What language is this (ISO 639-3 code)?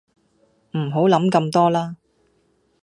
yue